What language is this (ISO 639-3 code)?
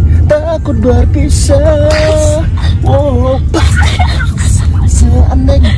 ind